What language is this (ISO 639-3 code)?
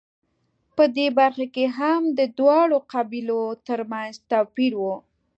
pus